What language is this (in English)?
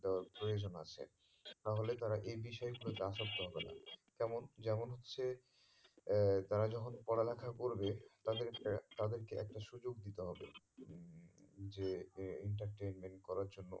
Bangla